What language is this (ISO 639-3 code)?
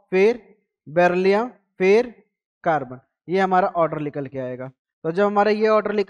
hin